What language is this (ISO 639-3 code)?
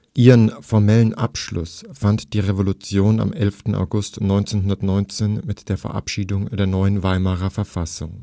deu